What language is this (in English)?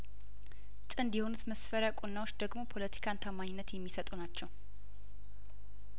Amharic